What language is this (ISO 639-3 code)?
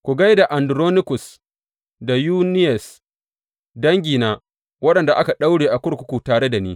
hau